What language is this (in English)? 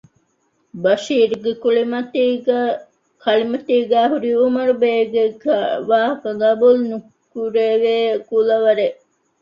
Divehi